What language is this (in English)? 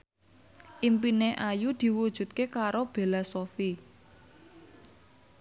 Javanese